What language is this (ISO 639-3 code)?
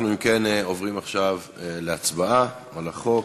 heb